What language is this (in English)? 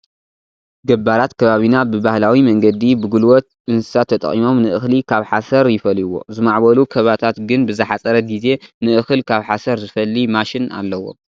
Tigrinya